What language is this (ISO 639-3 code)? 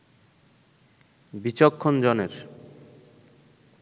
ben